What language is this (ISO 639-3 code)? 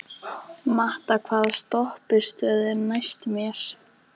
isl